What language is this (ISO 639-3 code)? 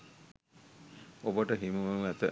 sin